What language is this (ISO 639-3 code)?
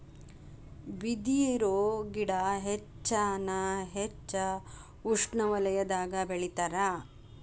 kan